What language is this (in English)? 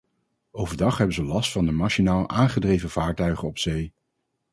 Dutch